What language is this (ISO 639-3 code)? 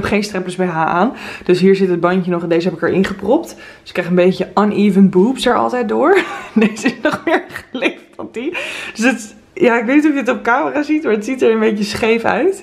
nld